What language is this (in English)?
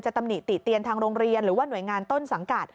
Thai